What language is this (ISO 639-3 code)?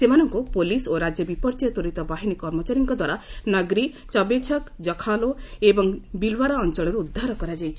ori